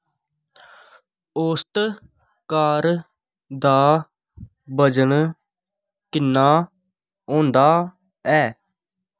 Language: Dogri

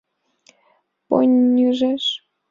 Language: Mari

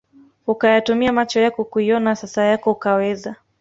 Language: Swahili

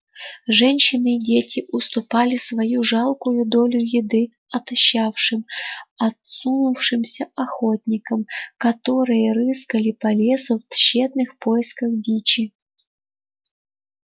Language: Russian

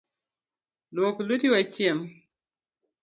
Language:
Luo (Kenya and Tanzania)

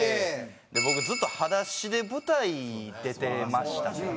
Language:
Japanese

